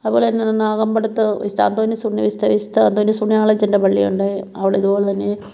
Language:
Malayalam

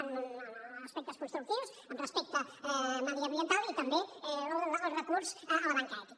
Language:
Catalan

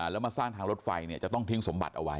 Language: Thai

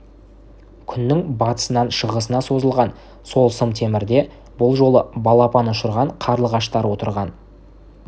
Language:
Kazakh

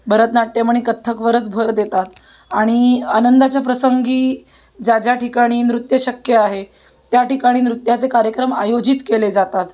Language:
Marathi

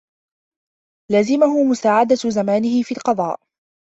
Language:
Arabic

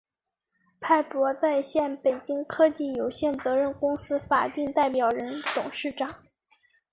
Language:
Chinese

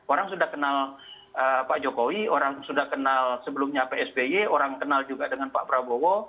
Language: Indonesian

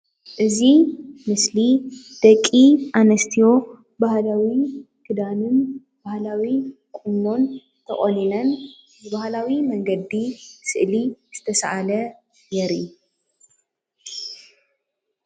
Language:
Tigrinya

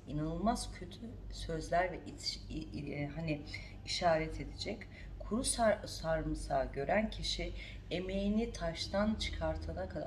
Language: Turkish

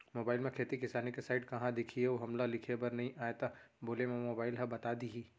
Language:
Chhattisgarhi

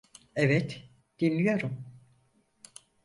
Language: Turkish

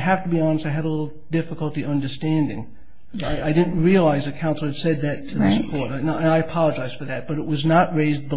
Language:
English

